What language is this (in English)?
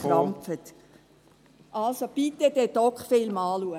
Swiss German